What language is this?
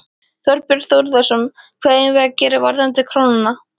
Icelandic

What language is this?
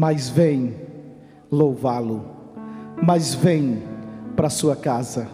Portuguese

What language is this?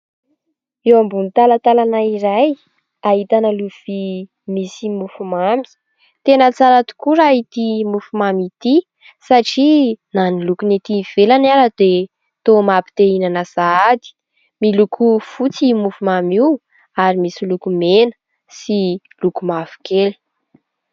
Malagasy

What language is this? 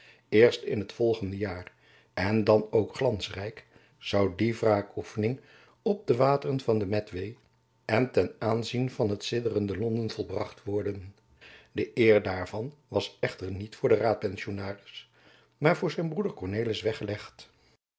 Dutch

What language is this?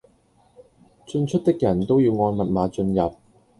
Cantonese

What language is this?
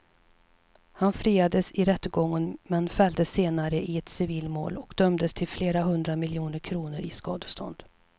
Swedish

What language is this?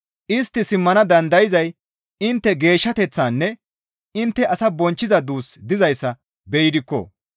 Gamo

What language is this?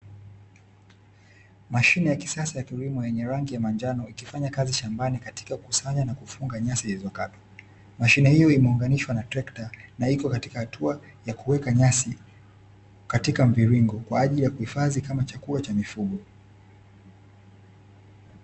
Swahili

